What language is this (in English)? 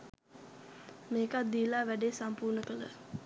Sinhala